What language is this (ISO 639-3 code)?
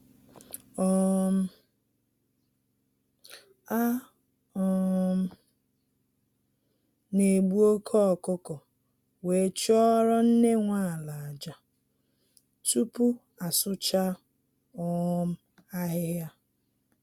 ibo